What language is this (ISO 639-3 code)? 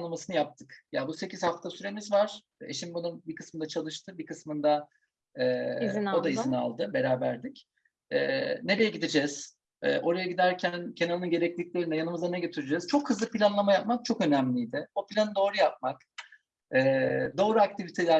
tur